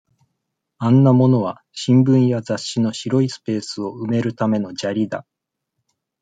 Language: Japanese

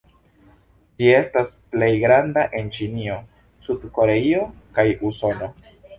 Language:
Esperanto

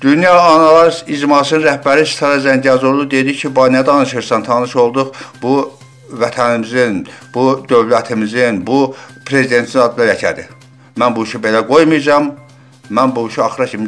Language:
Turkish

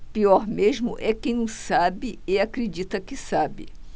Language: Portuguese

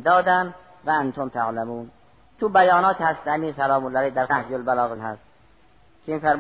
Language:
Persian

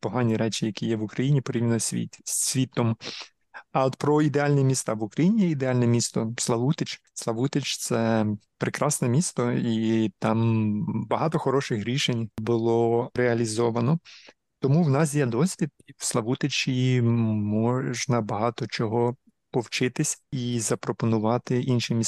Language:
Ukrainian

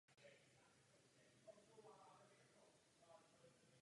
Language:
Czech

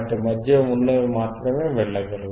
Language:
Telugu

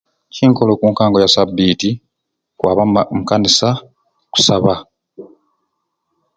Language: Ruuli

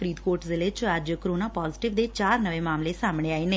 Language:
Punjabi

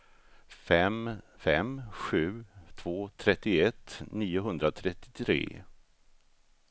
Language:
Swedish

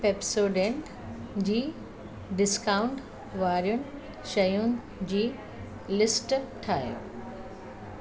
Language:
Sindhi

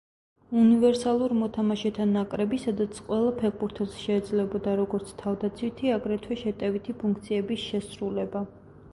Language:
Georgian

